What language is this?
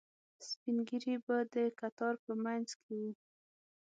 Pashto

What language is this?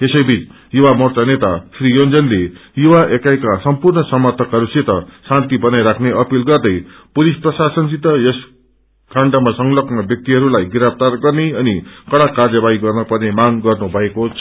Nepali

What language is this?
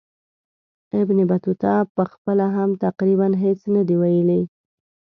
Pashto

